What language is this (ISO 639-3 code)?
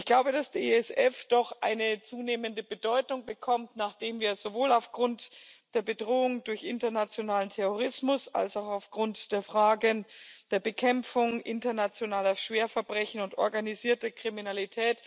deu